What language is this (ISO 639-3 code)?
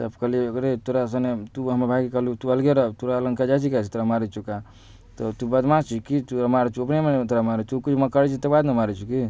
mai